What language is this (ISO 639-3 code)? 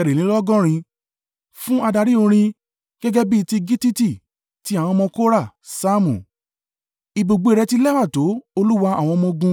yor